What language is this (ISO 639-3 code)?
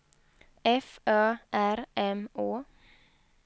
swe